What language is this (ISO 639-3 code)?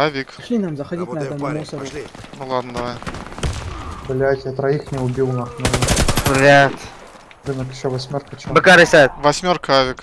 rus